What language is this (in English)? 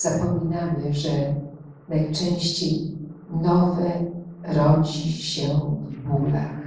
Polish